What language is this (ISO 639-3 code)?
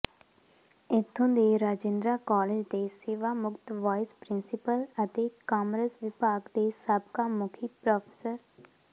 pan